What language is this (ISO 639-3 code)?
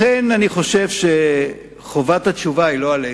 heb